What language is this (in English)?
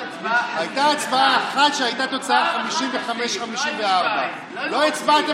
Hebrew